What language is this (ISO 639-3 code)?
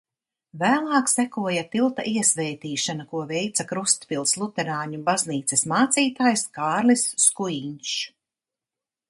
lav